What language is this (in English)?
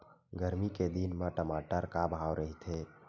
Chhattisgarhi